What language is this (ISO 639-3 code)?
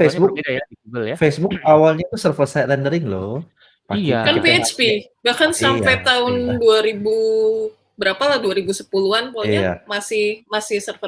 ind